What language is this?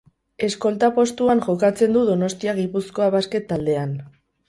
Basque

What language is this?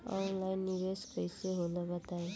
Bhojpuri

